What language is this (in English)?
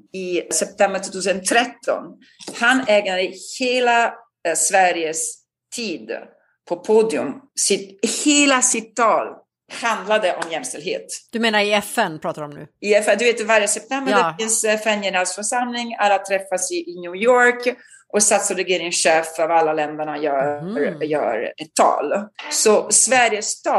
Swedish